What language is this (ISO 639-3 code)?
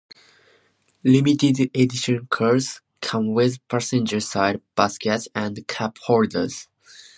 eng